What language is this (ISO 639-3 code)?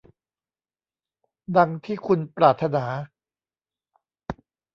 tha